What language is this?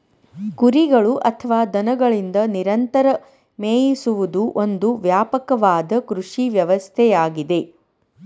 Kannada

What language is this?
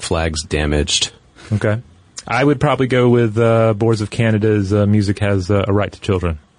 English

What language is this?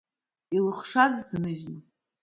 Abkhazian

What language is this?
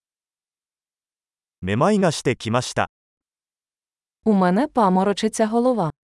Japanese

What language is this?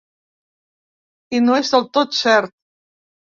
Catalan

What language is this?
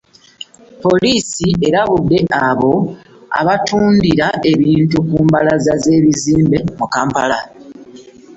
Ganda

